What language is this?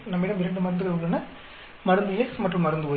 Tamil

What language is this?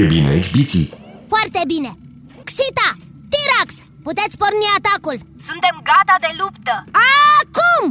Romanian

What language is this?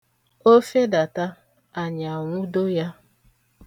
Igbo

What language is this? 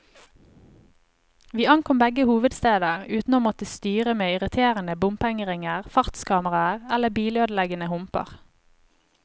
Norwegian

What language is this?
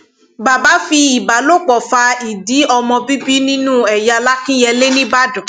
Yoruba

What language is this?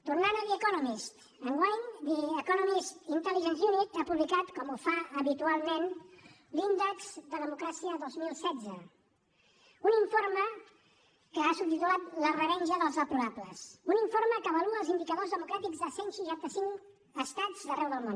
Catalan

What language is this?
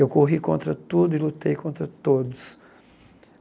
Portuguese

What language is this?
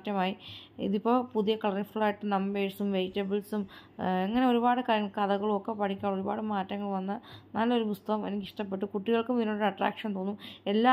Romanian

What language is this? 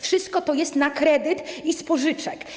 Polish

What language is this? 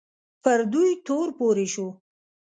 Pashto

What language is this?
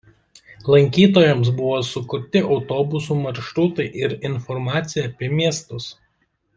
Lithuanian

